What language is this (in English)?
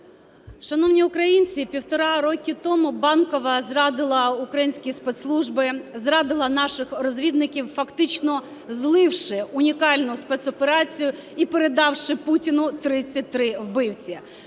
Ukrainian